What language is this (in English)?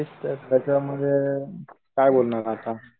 Marathi